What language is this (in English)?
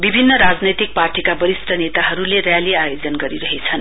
Nepali